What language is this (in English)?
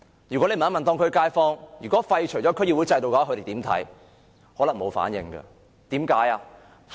Cantonese